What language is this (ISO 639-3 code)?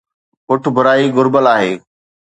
snd